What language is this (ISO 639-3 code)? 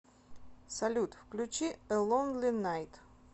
rus